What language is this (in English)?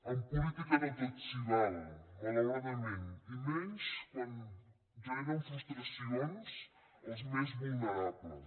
Catalan